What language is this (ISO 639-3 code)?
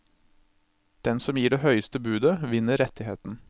nor